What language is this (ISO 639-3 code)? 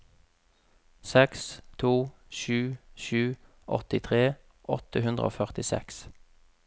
nor